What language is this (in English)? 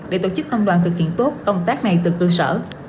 Vietnamese